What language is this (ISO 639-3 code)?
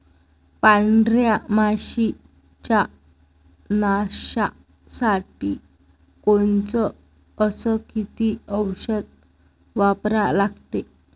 mar